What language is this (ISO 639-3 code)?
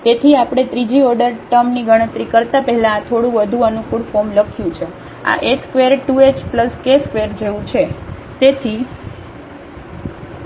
guj